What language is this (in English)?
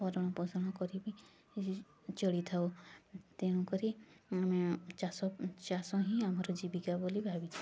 Odia